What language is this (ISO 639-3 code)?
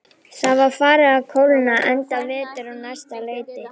isl